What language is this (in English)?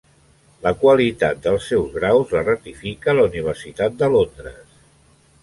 Catalan